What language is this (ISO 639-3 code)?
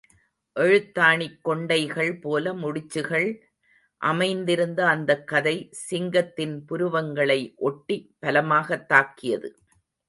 tam